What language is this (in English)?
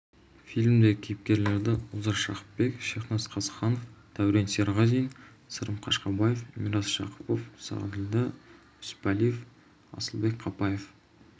Kazakh